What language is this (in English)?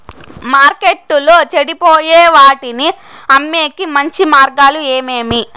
Telugu